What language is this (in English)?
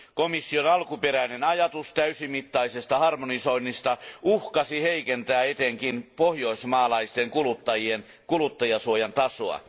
Finnish